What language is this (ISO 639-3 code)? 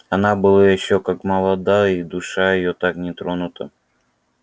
rus